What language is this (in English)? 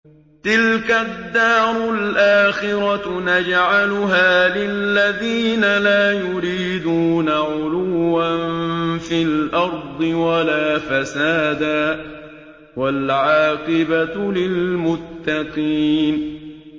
Arabic